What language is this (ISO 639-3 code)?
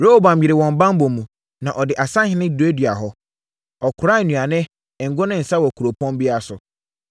aka